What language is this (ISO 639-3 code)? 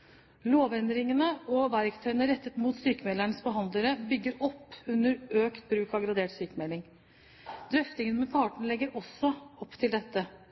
nob